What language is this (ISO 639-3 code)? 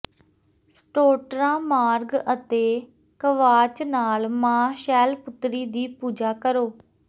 pan